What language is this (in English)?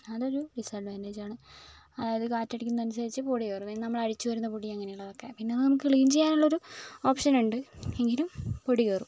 Malayalam